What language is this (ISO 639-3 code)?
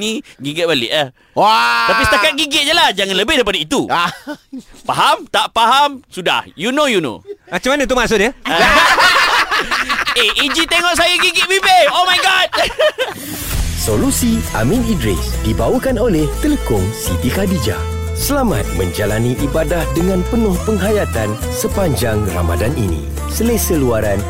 msa